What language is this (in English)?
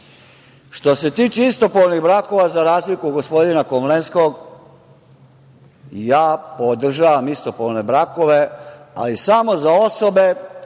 Serbian